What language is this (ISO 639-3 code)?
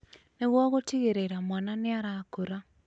kik